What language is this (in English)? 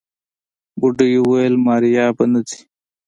Pashto